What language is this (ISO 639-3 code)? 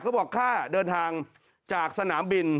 tha